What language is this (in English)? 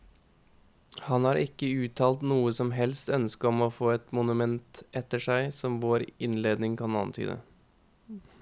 Norwegian